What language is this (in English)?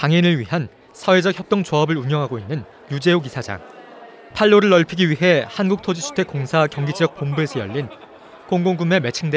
Korean